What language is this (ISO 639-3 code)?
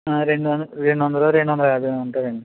tel